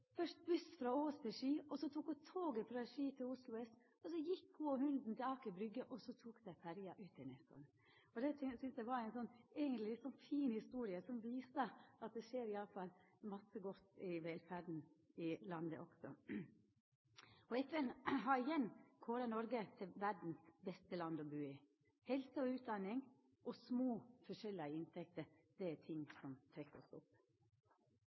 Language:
Norwegian Nynorsk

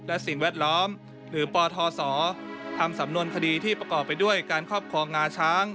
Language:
Thai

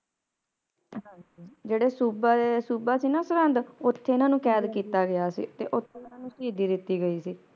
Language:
Punjabi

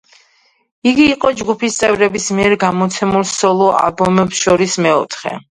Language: Georgian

